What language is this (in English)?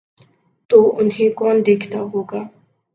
Urdu